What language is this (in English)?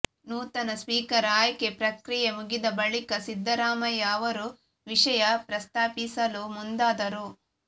Kannada